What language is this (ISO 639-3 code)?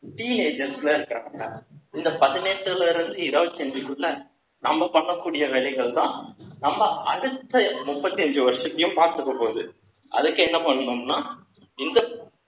tam